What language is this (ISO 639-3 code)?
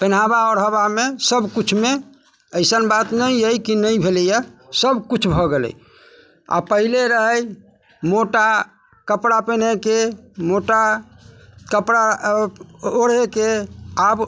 mai